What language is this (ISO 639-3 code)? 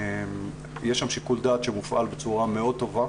heb